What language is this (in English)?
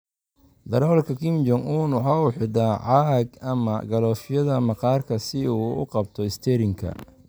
Somali